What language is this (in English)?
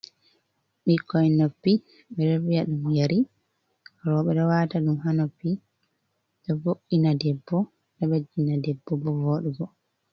Fula